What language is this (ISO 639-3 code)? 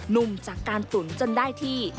tha